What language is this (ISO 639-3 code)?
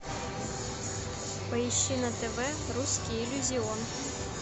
rus